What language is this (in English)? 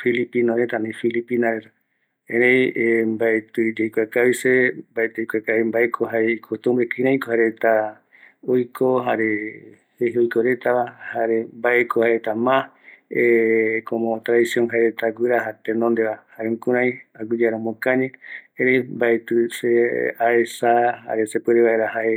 Eastern Bolivian Guaraní